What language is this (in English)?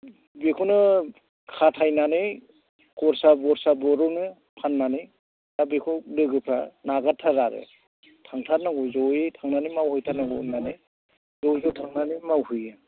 Bodo